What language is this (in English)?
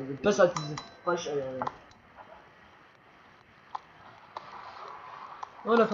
German